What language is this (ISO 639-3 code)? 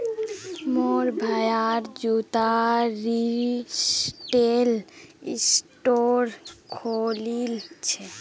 mag